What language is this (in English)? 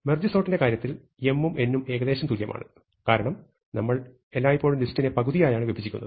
Malayalam